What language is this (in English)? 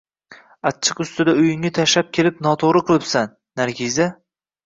Uzbek